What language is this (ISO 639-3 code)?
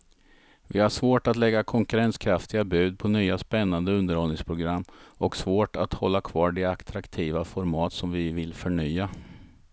swe